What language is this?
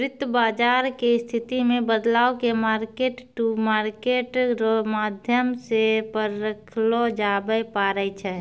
Maithili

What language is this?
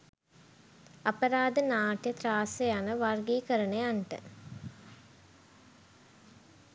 Sinhala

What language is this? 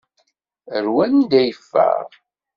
Kabyle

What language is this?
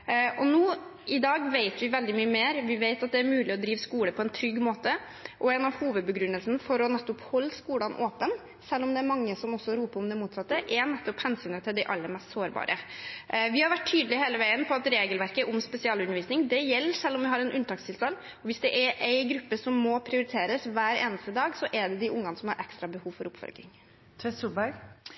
Norwegian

